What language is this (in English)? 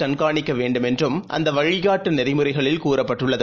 Tamil